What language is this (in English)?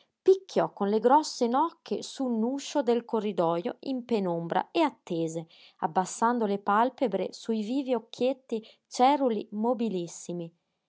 Italian